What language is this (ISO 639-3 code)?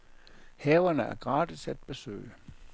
dan